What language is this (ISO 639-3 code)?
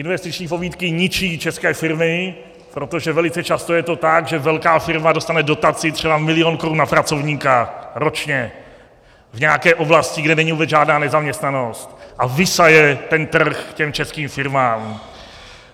ces